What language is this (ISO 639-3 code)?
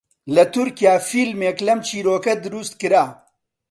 ckb